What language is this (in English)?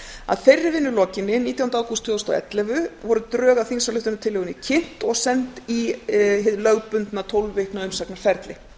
Icelandic